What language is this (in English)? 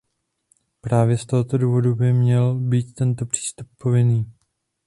Czech